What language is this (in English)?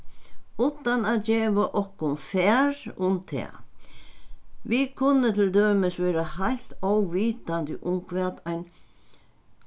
Faroese